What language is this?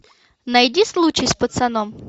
Russian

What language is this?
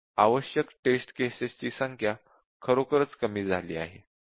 Marathi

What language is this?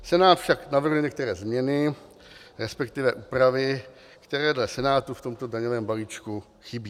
Czech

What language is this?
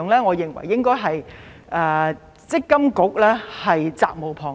Cantonese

